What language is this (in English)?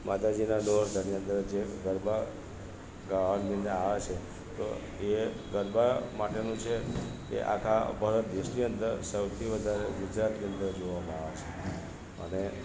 Gujarati